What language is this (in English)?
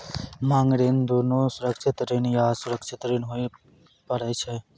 Maithili